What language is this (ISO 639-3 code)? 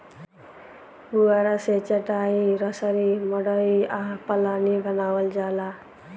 bho